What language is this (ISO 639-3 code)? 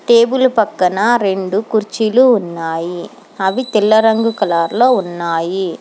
tel